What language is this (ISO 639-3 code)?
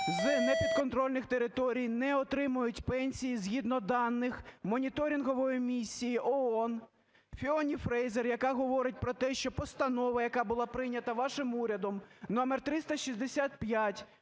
ukr